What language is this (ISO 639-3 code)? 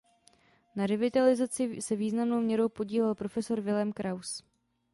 ces